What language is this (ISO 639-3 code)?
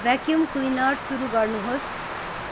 nep